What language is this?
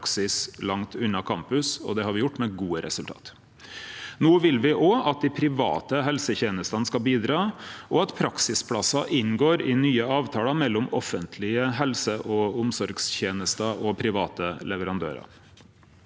Norwegian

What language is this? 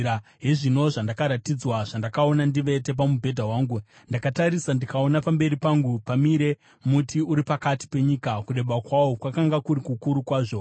Shona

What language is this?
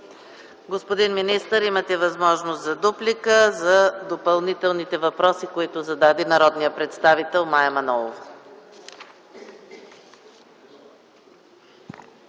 Bulgarian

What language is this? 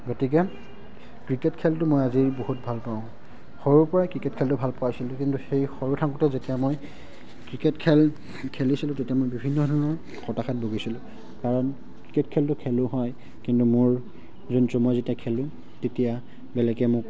Assamese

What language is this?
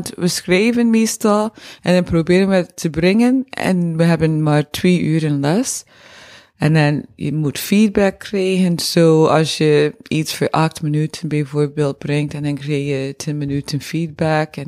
Dutch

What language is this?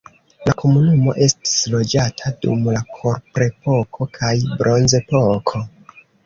Esperanto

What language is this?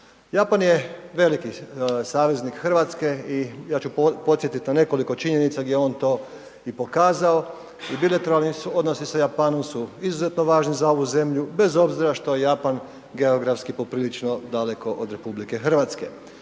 Croatian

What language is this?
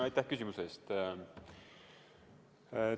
Estonian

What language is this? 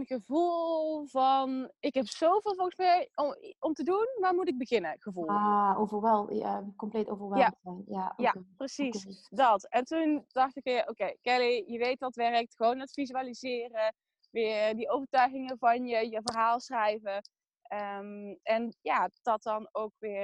Dutch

